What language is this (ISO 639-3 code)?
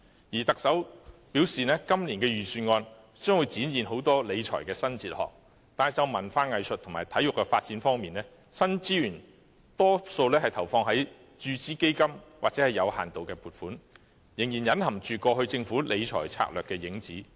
yue